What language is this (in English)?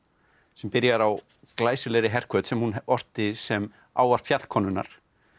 Icelandic